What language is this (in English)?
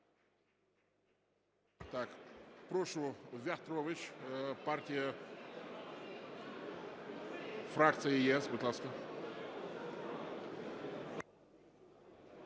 Ukrainian